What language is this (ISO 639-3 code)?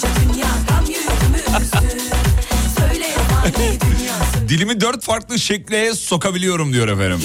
tur